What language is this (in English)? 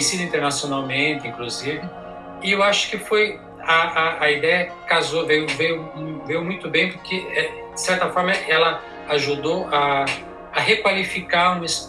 Portuguese